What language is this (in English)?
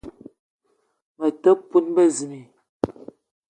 Eton (Cameroon)